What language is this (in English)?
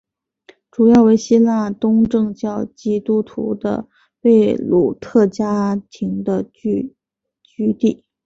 Chinese